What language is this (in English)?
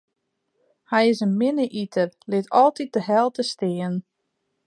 Western Frisian